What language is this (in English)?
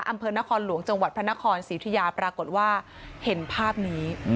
Thai